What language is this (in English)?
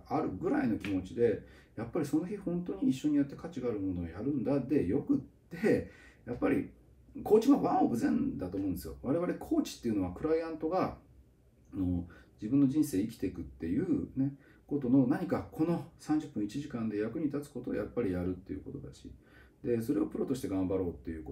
Japanese